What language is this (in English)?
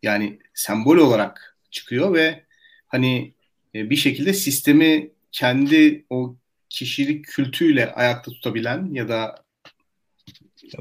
Turkish